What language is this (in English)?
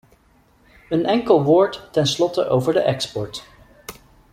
Dutch